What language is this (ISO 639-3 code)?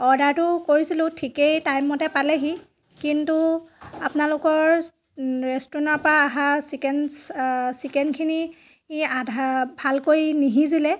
asm